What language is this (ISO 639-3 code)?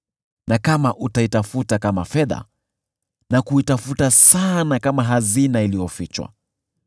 swa